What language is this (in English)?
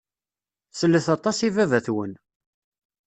Kabyle